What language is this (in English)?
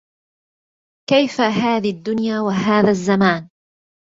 Arabic